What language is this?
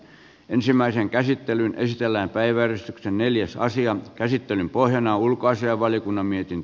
Finnish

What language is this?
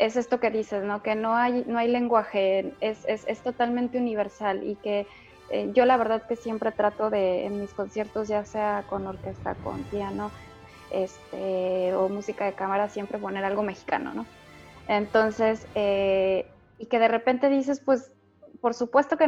Spanish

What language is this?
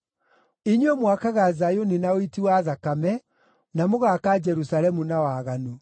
Kikuyu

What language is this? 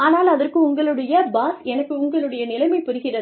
Tamil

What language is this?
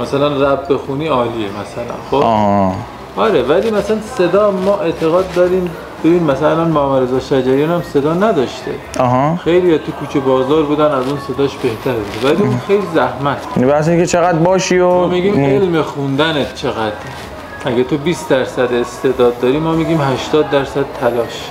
Persian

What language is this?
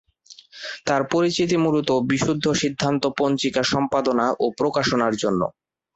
Bangla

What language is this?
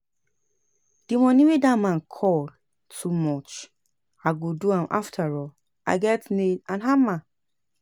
Nigerian Pidgin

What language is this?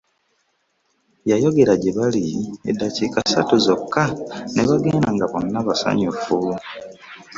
Ganda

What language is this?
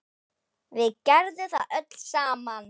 Icelandic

